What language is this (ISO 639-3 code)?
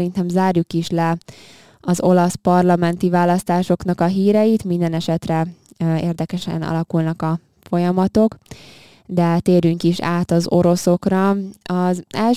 hun